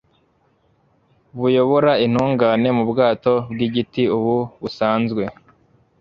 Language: Kinyarwanda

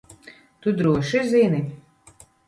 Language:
Latvian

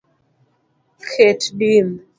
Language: Luo (Kenya and Tanzania)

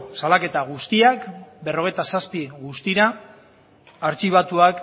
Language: Basque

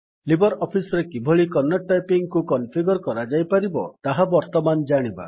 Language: Odia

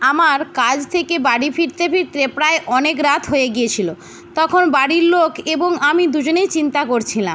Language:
Bangla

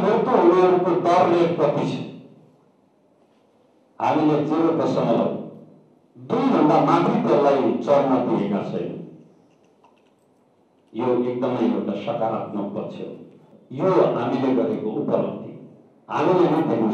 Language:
Indonesian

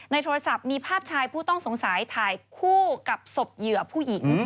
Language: Thai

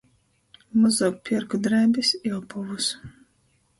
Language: Latgalian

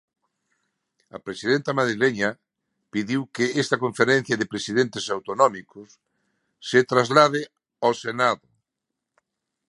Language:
Galician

